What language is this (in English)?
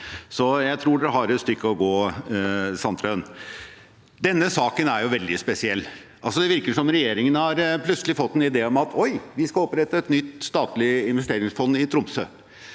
Norwegian